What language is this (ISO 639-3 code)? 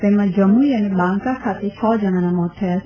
guj